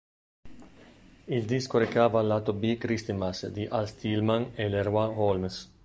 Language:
Italian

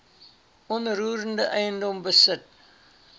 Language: Afrikaans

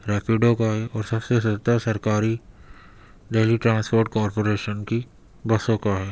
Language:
Urdu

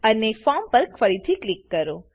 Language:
Gujarati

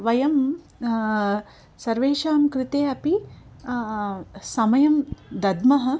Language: Sanskrit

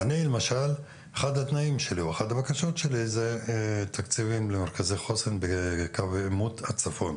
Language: Hebrew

